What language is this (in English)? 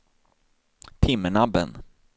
Swedish